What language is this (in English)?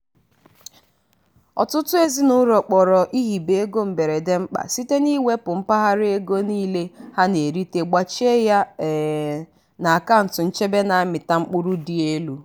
Igbo